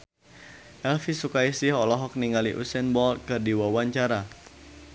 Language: Sundanese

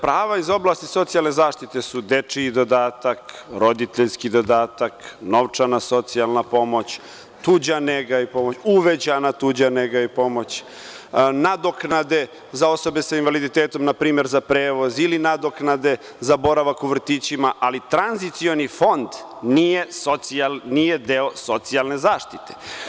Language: Serbian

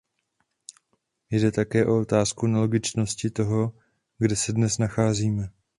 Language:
Czech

